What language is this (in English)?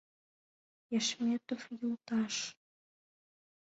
Mari